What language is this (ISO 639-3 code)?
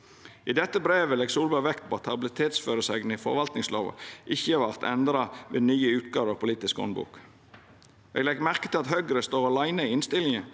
nor